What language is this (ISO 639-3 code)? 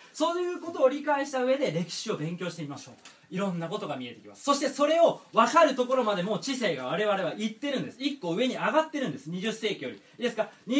jpn